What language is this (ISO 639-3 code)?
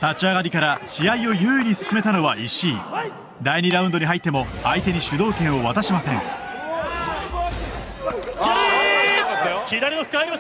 jpn